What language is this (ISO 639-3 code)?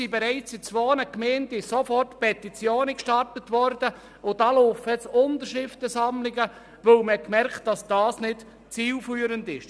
gsw